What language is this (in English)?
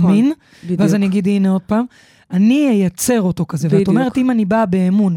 Hebrew